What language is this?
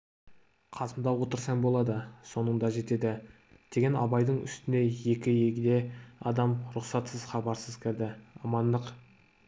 Kazakh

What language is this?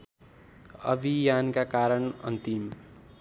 Nepali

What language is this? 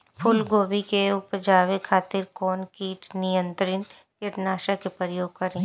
Bhojpuri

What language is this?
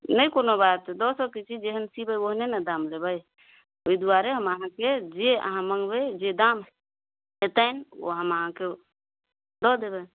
Maithili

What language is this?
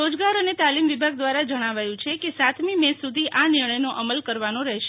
Gujarati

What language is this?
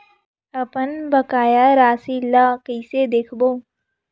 Chhattisgarhi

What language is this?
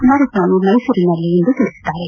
Kannada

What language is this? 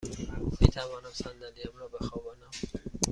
Persian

